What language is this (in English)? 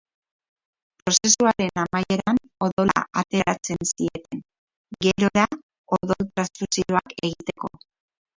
Basque